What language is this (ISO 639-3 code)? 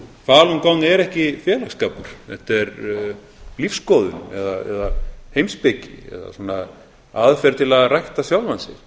isl